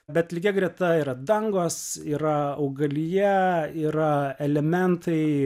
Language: Lithuanian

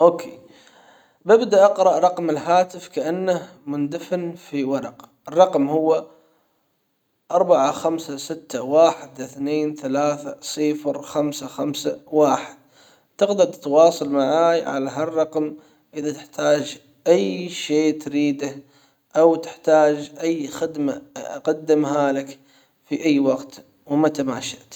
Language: Hijazi Arabic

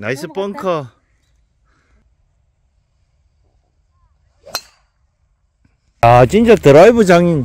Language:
Korean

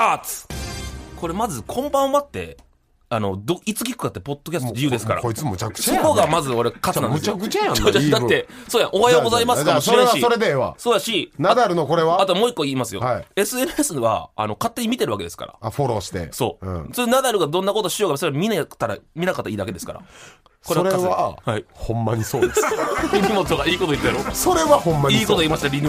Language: Japanese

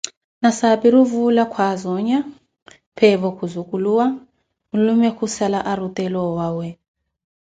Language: Koti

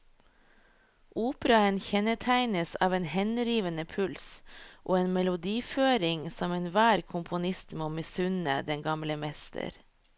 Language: Norwegian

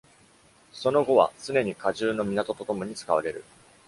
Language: Japanese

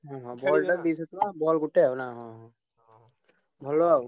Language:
Odia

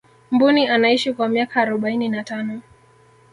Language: Swahili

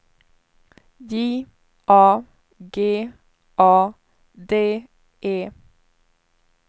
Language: Swedish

